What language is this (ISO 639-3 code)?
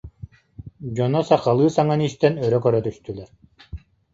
sah